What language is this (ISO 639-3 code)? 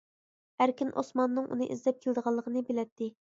uig